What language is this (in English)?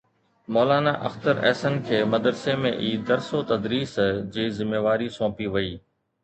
Sindhi